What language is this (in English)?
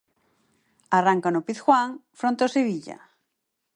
Galician